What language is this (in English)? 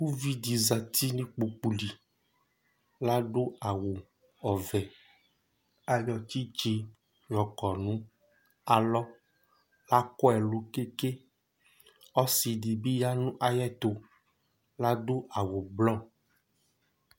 Ikposo